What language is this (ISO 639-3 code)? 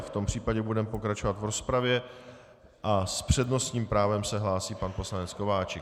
ces